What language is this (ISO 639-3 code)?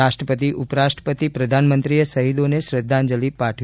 guj